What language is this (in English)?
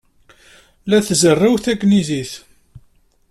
Kabyle